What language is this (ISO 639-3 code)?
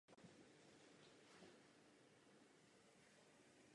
ces